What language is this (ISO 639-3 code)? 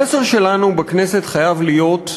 heb